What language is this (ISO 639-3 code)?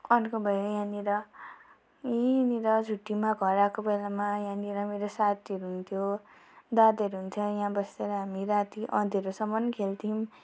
nep